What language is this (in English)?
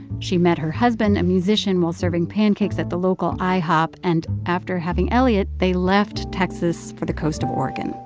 English